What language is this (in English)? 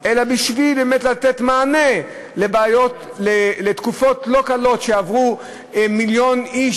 Hebrew